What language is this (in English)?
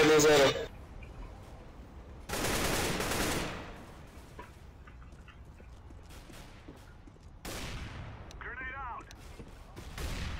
Polish